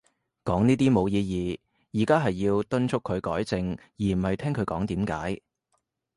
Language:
Cantonese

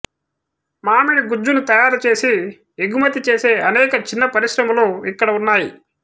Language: Telugu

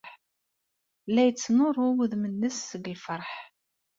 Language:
Kabyle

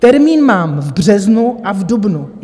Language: Czech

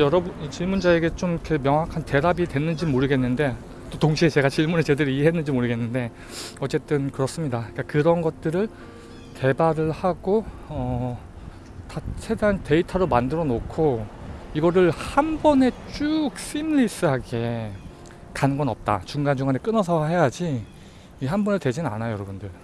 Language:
Korean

